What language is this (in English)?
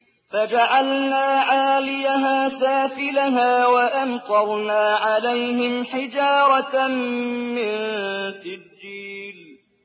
Arabic